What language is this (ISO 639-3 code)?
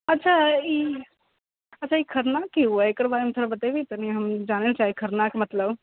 mai